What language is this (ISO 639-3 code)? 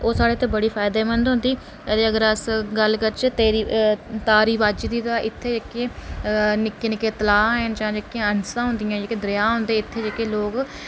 doi